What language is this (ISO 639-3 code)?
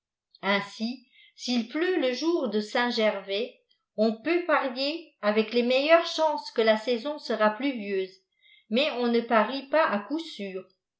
fra